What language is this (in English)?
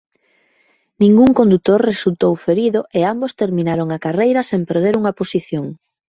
Galician